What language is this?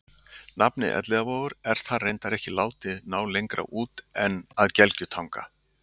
Icelandic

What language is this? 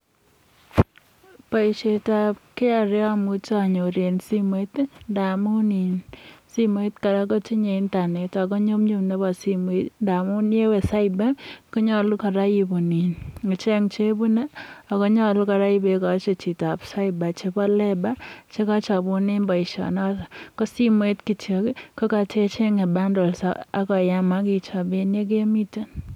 Kalenjin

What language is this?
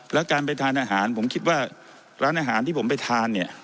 Thai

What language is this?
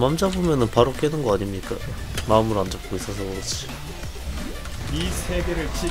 Korean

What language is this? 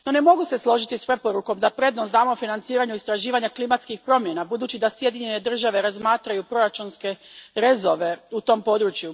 Croatian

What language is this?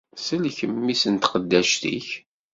Kabyle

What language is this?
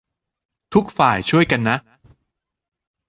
Thai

